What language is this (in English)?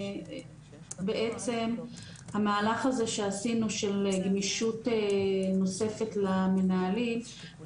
Hebrew